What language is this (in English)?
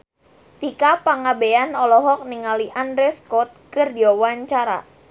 Sundanese